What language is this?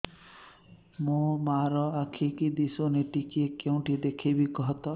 Odia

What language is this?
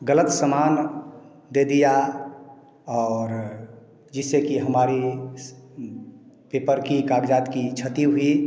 Hindi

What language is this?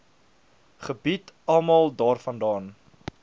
Afrikaans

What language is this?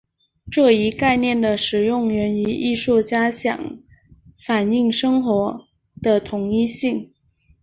Chinese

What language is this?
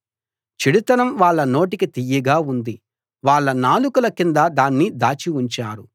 Telugu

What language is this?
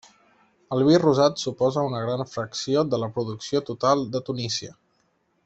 Catalan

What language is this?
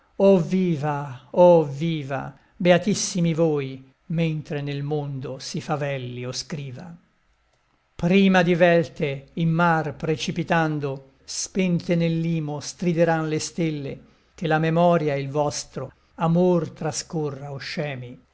Italian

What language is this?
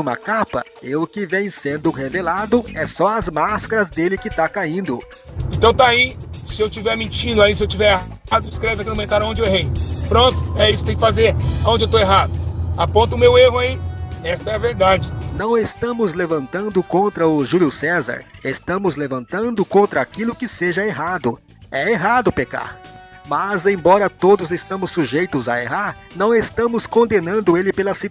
Portuguese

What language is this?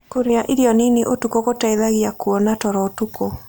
Kikuyu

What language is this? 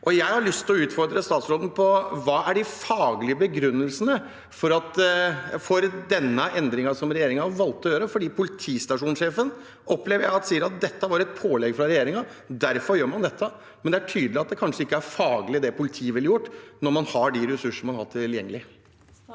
Norwegian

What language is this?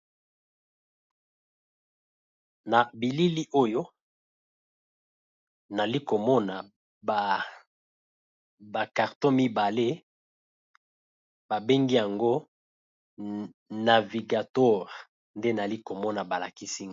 Lingala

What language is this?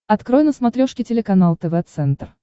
Russian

